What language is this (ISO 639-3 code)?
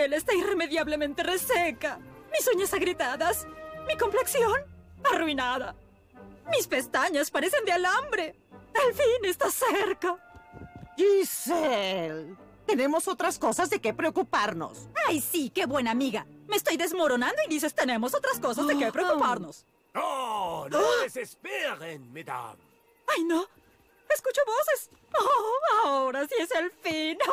spa